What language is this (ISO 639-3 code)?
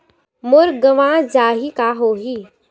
hne